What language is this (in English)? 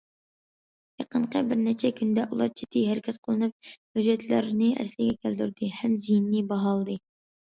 Uyghur